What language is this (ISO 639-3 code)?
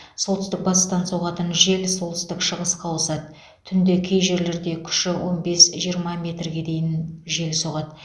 kaz